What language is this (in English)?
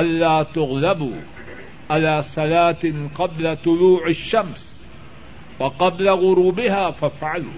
Urdu